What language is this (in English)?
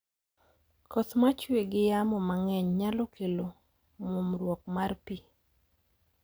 Luo (Kenya and Tanzania)